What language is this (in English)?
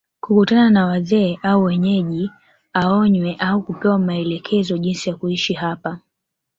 Swahili